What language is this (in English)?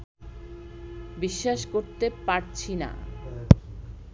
Bangla